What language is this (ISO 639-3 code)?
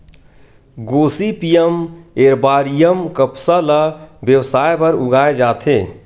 hne